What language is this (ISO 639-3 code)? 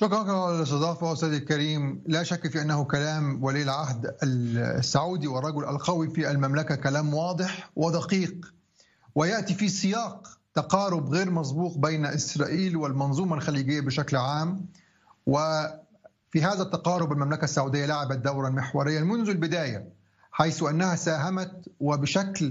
ara